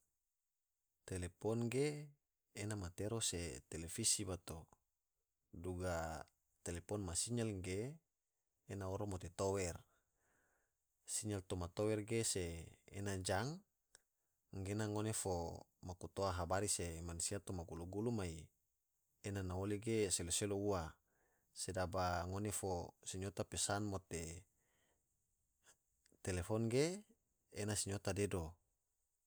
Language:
Tidore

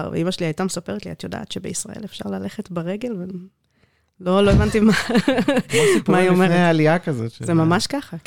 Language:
Hebrew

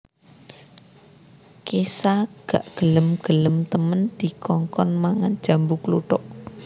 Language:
Javanese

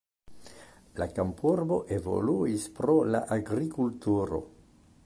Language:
Esperanto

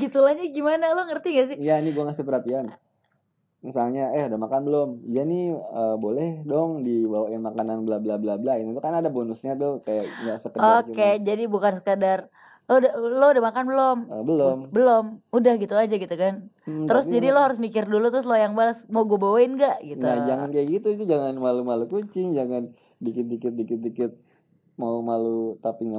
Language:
Indonesian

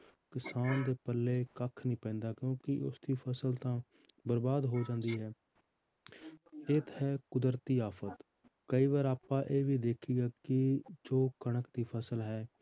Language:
Punjabi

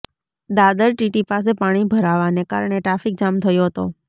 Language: Gujarati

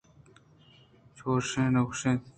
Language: Eastern Balochi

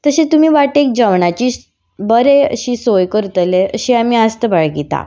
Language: Konkani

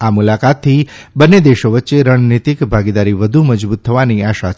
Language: Gujarati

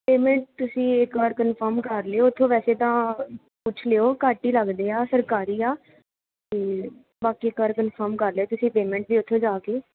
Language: Punjabi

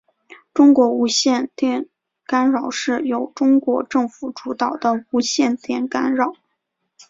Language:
Chinese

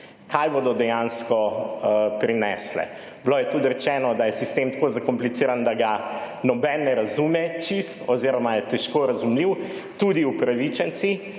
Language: Slovenian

